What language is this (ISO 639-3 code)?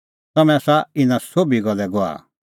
kfx